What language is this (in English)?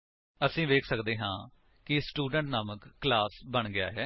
Punjabi